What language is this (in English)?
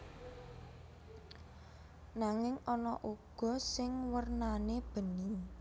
Javanese